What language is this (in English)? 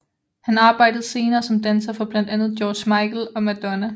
Danish